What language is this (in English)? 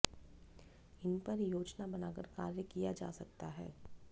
Hindi